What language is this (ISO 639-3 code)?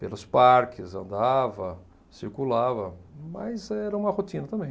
por